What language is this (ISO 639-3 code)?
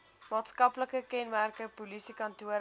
afr